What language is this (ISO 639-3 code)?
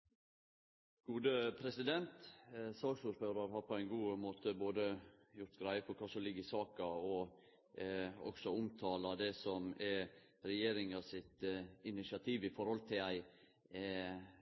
nor